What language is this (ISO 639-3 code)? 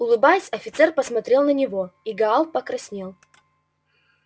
rus